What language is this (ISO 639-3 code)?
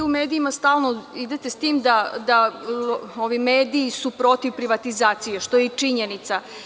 srp